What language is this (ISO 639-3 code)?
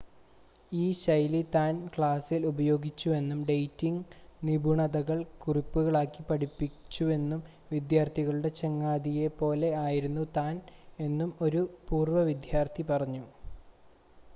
mal